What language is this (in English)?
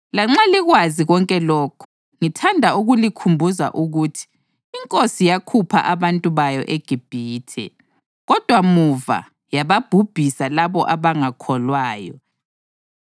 North Ndebele